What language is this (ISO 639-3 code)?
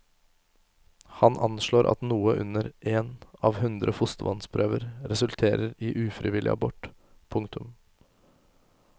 nor